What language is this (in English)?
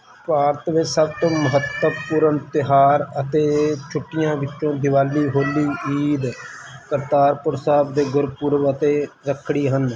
Punjabi